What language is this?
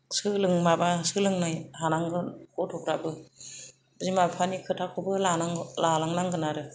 Bodo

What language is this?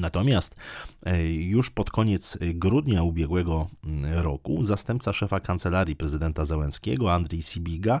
Polish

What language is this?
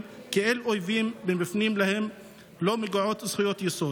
Hebrew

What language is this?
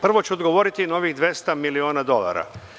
Serbian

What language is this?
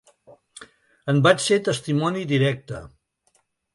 Catalan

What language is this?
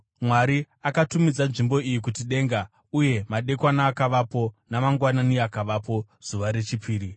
Shona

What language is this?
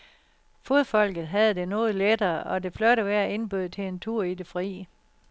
Danish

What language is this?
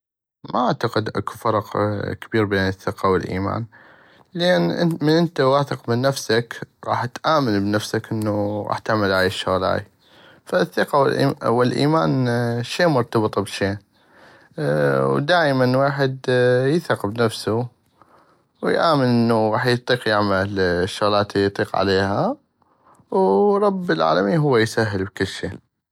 North Mesopotamian Arabic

